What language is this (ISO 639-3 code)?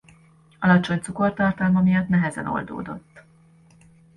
hun